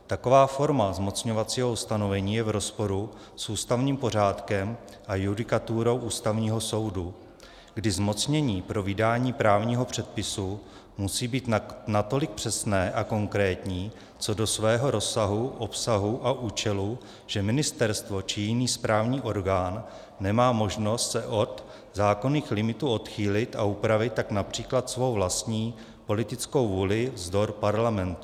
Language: Czech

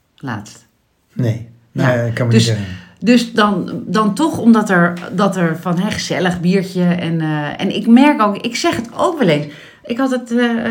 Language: Dutch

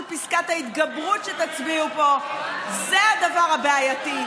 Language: Hebrew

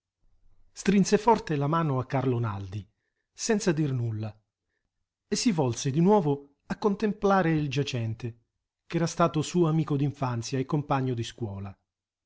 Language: Italian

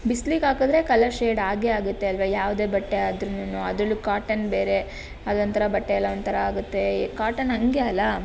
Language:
Kannada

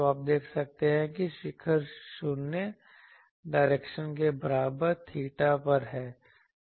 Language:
Hindi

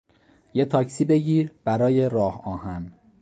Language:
Persian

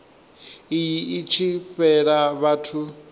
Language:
Venda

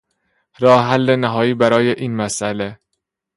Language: Persian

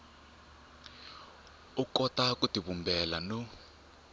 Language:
Tsonga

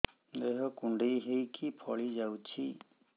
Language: Odia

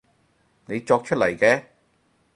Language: Cantonese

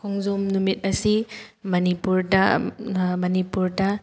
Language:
Manipuri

